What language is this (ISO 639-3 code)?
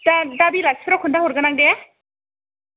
brx